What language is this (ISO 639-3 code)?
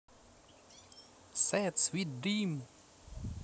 rus